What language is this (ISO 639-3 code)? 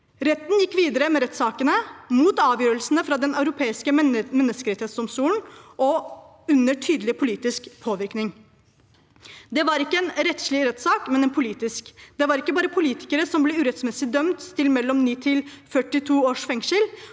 nor